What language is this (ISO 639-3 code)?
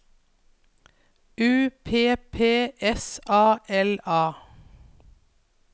nor